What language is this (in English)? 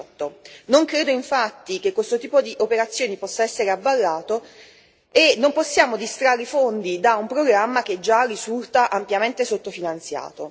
Italian